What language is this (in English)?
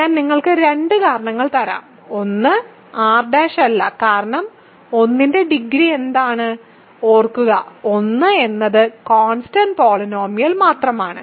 Malayalam